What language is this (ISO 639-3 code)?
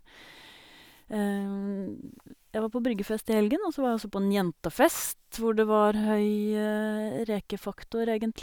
nor